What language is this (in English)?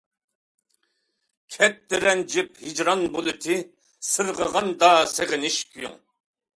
Uyghur